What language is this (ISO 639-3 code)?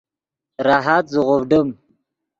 ydg